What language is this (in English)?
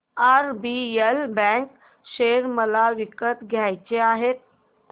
Marathi